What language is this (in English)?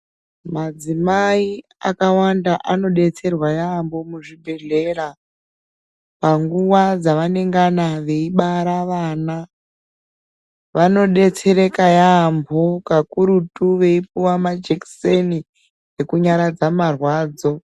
Ndau